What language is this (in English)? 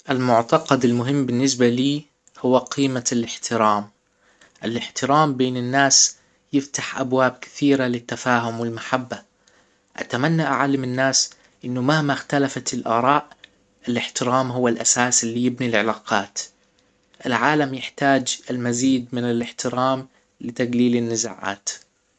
Hijazi Arabic